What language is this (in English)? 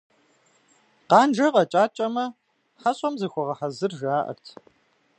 Kabardian